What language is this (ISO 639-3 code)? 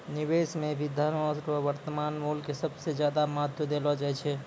mai